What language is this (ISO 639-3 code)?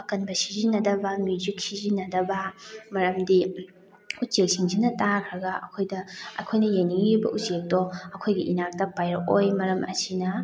mni